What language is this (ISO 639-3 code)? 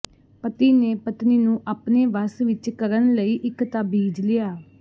pan